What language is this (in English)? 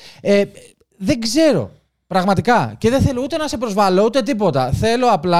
Greek